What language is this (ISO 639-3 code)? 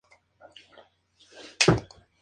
spa